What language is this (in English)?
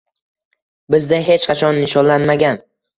Uzbek